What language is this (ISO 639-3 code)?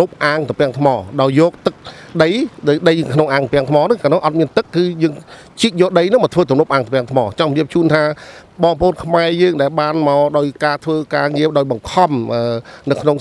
vie